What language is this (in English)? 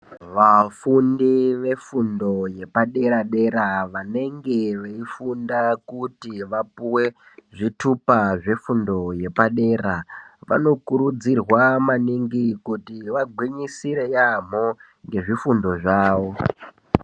Ndau